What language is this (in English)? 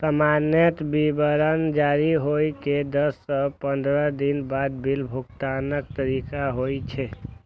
Maithili